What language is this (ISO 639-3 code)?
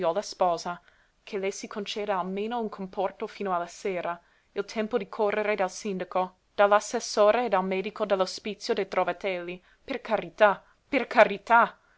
ita